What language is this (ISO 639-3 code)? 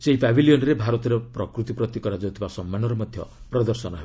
ori